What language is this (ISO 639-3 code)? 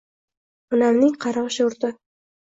uzb